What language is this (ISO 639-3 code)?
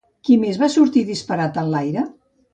cat